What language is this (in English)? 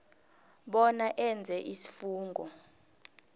South Ndebele